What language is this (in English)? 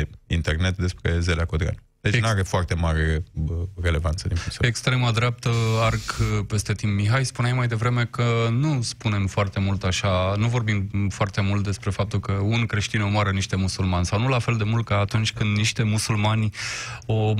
Romanian